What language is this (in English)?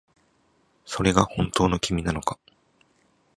Japanese